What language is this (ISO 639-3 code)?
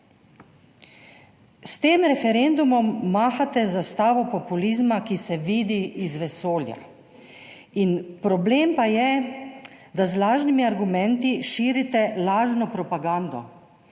slv